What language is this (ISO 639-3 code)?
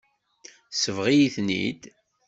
kab